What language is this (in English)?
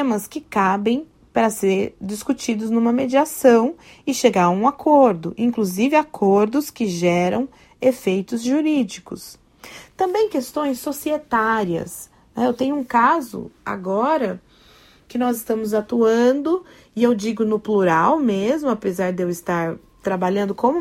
Portuguese